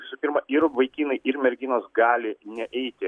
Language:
Lithuanian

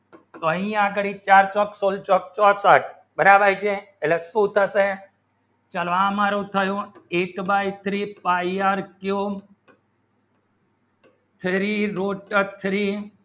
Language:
Gujarati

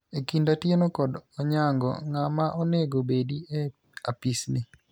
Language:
Luo (Kenya and Tanzania)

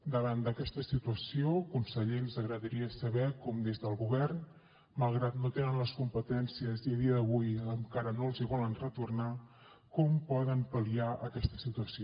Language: Catalan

